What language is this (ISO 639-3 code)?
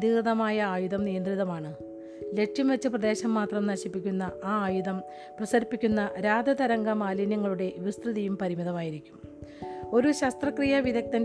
mal